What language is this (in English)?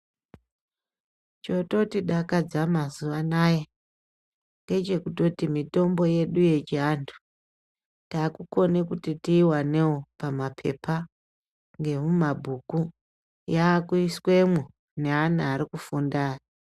Ndau